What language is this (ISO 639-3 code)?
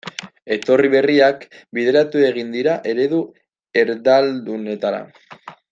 eus